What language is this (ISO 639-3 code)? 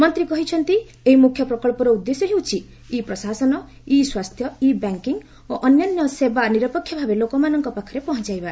ori